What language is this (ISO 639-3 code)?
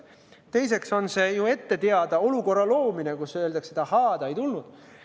est